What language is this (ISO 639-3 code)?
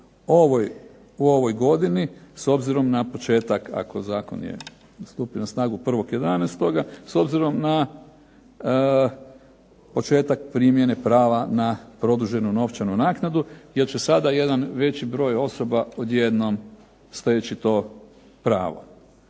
hrv